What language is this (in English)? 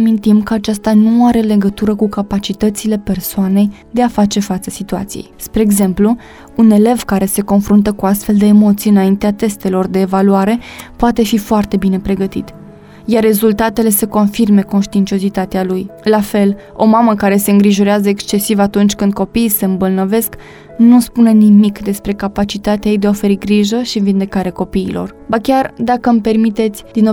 Romanian